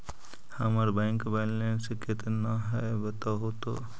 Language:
Magahi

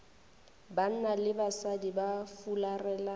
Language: Northern Sotho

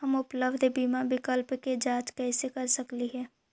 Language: Magahi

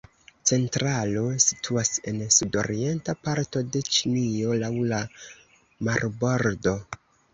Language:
Esperanto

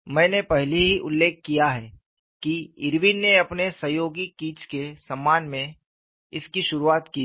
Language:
Hindi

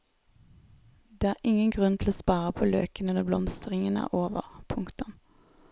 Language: Norwegian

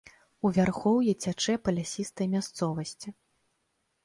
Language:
Belarusian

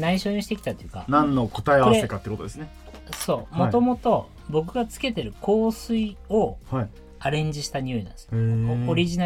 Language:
Japanese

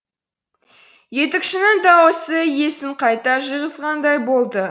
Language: Kazakh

